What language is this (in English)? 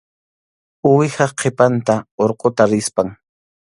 Arequipa-La Unión Quechua